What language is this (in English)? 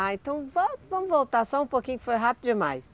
Portuguese